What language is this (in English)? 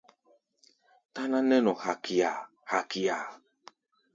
Gbaya